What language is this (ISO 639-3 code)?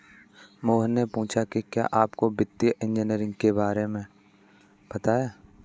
hin